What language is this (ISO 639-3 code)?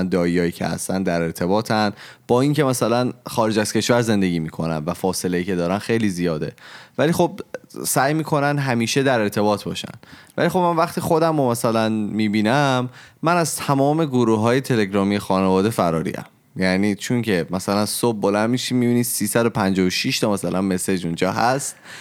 fas